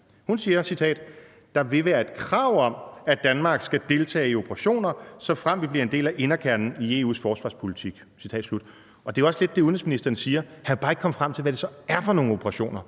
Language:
Danish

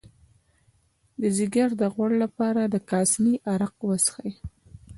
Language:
Pashto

